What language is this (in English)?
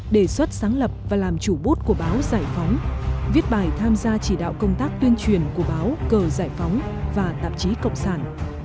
Vietnamese